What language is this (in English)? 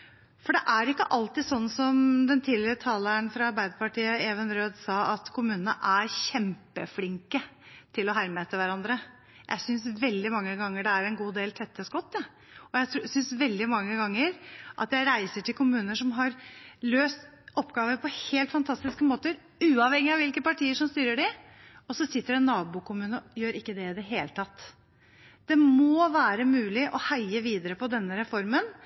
Norwegian Bokmål